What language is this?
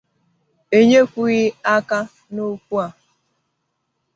Igbo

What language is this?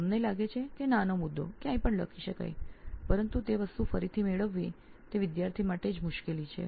Gujarati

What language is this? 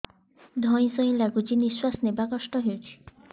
Odia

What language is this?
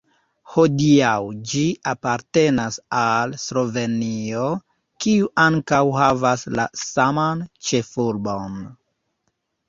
Esperanto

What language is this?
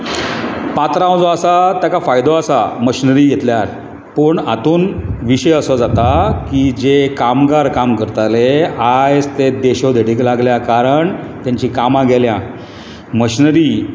Konkani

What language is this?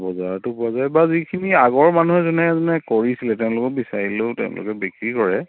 Assamese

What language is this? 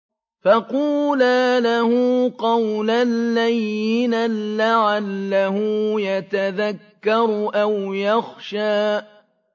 Arabic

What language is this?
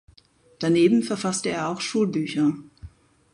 German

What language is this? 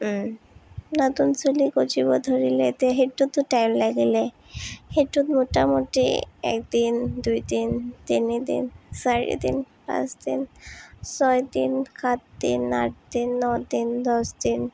Assamese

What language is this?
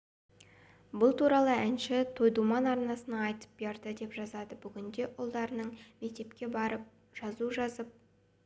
Kazakh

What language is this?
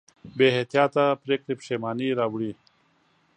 Pashto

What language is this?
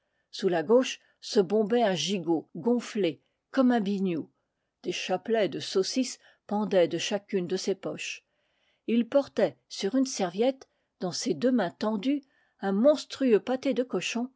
French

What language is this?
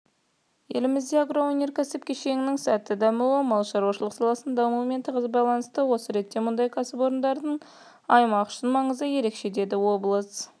Kazakh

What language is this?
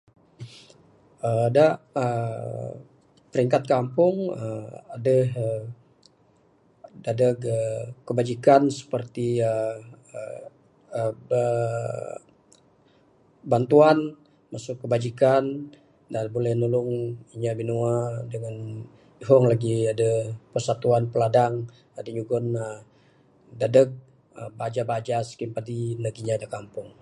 Bukar-Sadung Bidayuh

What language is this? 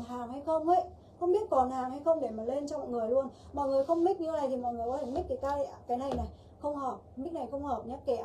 Vietnamese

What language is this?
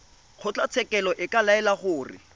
Tswana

